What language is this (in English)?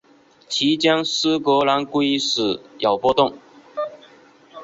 Chinese